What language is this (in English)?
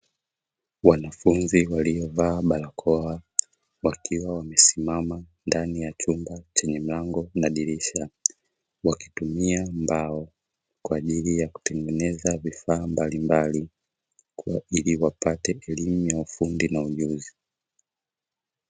Swahili